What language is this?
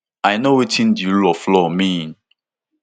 Nigerian Pidgin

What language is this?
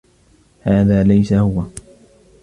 Arabic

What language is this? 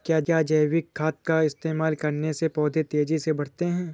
Hindi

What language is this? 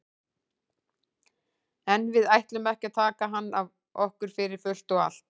Icelandic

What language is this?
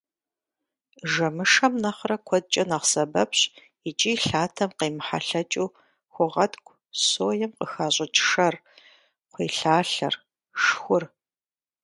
Kabardian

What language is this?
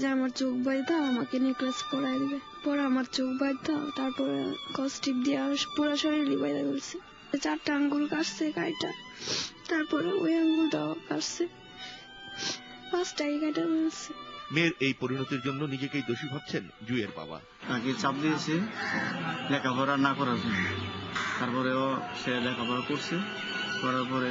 Romanian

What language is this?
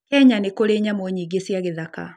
Kikuyu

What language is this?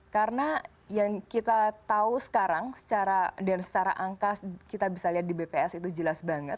Indonesian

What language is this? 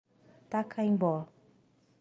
Portuguese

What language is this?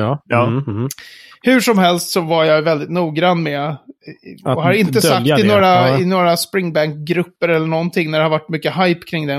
Swedish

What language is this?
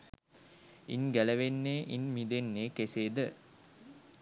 Sinhala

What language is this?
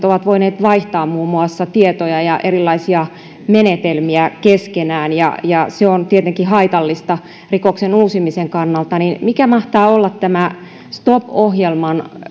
Finnish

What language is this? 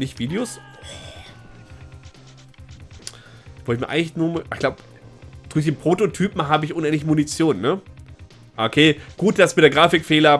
German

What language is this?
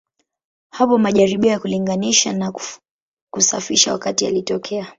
Swahili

